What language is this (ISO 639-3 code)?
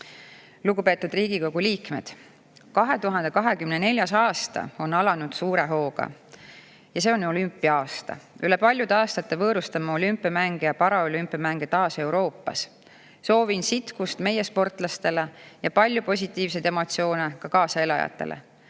est